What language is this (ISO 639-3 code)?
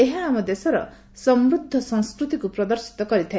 ori